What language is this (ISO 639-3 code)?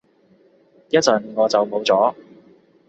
yue